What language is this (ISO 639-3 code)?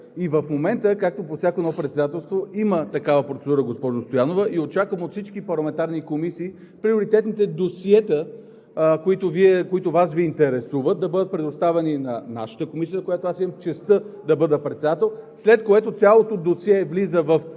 bul